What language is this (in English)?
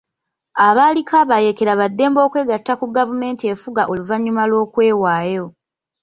Ganda